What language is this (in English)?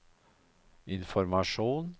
Norwegian